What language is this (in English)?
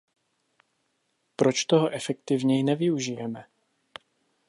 Czech